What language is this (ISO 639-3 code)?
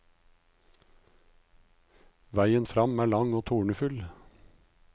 nor